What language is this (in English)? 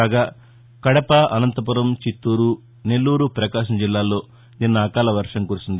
Telugu